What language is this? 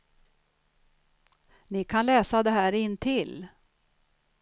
Swedish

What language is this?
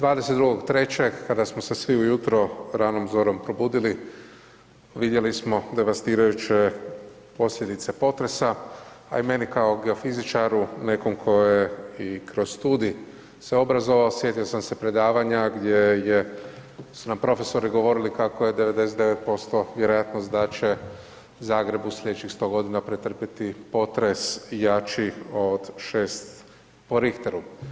Croatian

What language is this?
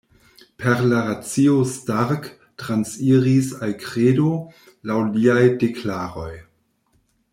Esperanto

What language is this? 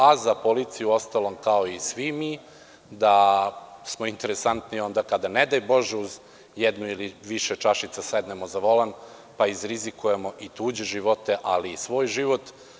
Serbian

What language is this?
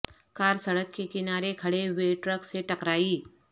Urdu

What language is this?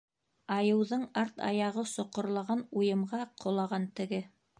Bashkir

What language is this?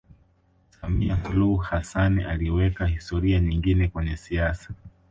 Swahili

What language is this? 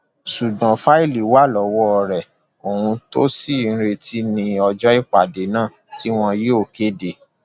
Yoruba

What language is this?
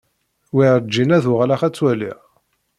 Kabyle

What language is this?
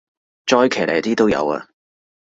Cantonese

